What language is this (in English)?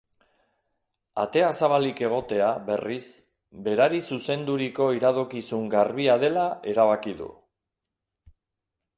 Basque